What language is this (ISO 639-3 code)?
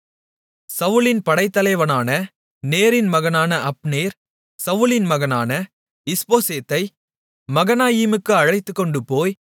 tam